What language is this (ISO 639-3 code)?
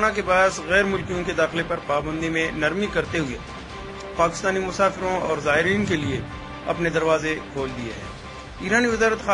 hin